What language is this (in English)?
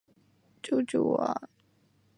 Chinese